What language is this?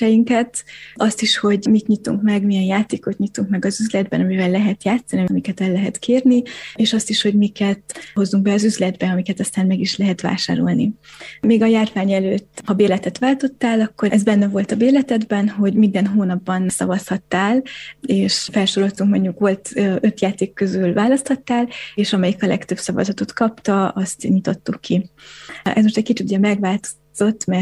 Hungarian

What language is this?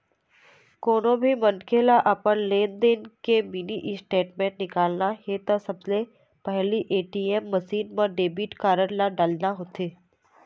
Chhattisgarhi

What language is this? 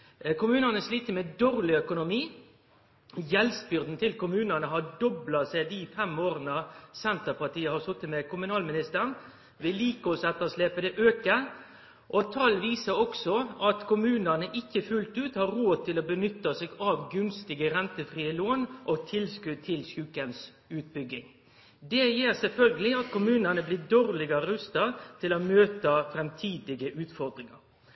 Norwegian Nynorsk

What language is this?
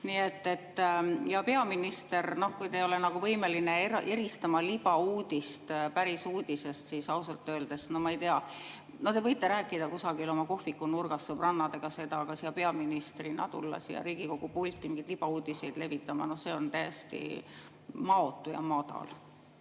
Estonian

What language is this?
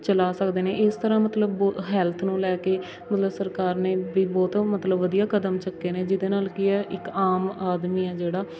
Punjabi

